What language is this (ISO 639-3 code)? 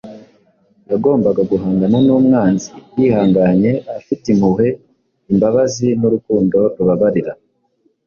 kin